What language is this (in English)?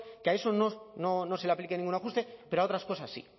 Spanish